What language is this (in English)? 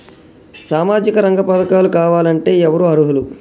Telugu